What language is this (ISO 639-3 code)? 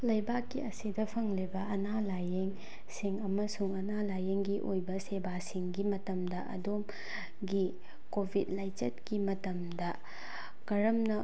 mni